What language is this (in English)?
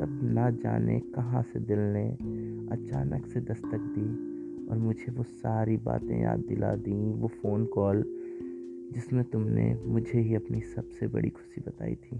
Hindi